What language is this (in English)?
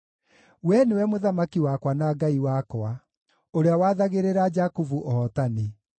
Kikuyu